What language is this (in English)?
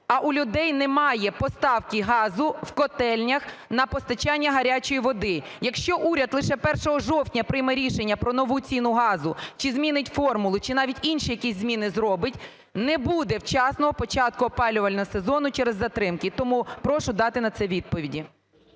Ukrainian